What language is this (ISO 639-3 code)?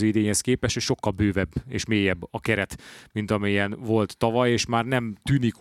hun